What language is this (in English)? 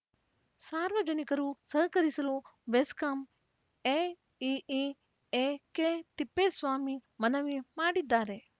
Kannada